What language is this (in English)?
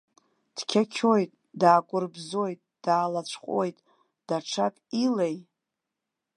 Abkhazian